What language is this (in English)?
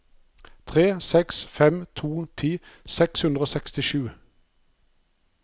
Norwegian